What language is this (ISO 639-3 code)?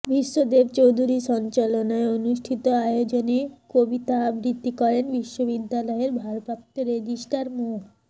ben